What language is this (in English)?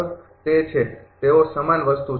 Gujarati